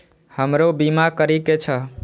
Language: Maithili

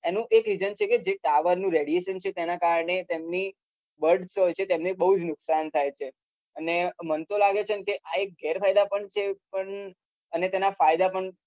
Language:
Gujarati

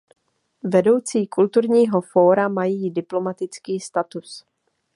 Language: Czech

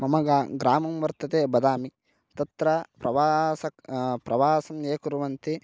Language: Sanskrit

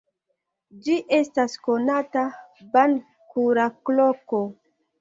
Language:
Esperanto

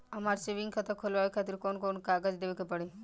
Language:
Bhojpuri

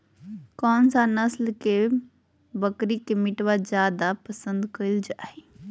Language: Magahi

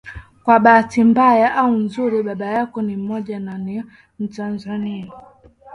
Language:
Swahili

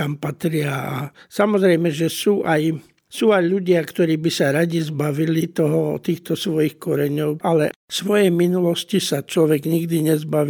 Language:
Slovak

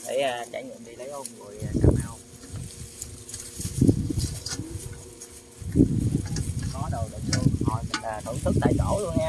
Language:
Vietnamese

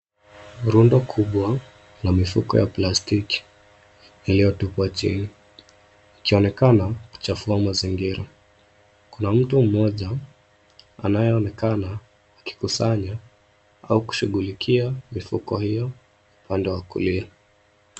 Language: Swahili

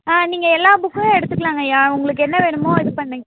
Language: Tamil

